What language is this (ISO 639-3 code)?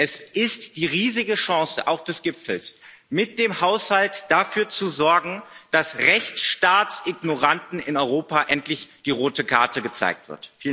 deu